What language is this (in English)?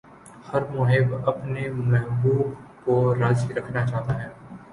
Urdu